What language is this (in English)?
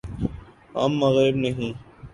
Urdu